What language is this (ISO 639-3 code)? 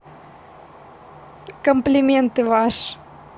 rus